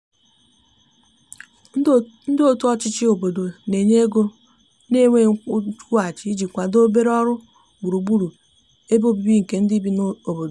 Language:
Igbo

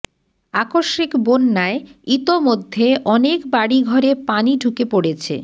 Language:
Bangla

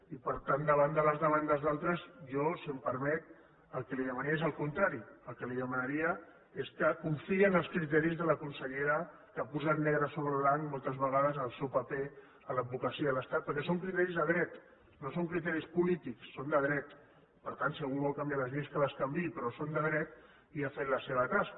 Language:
Catalan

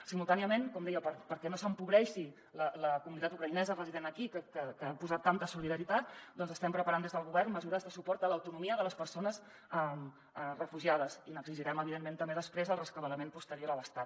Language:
Catalan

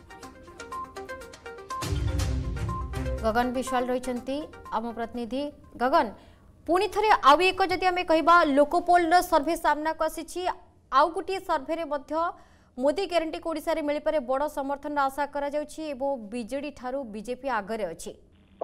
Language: Hindi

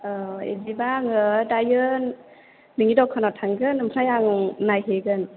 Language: Bodo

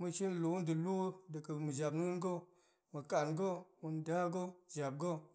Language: Goemai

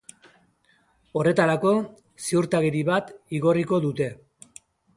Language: Basque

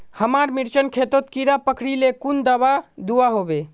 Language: Magahi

